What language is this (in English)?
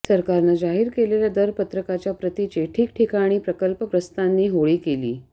Marathi